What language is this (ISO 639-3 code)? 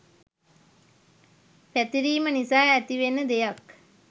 sin